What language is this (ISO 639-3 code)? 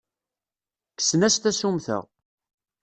kab